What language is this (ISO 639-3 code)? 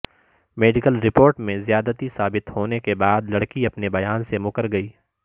urd